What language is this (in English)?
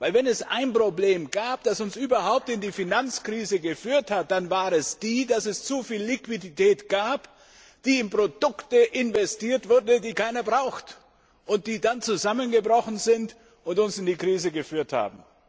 German